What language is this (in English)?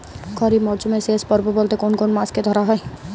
Bangla